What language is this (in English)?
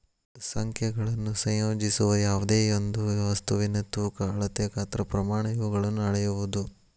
Kannada